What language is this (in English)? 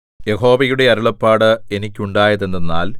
Malayalam